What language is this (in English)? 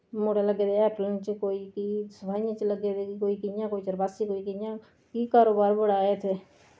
Dogri